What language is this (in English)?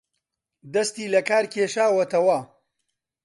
Central Kurdish